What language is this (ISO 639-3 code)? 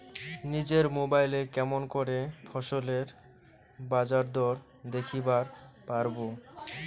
ben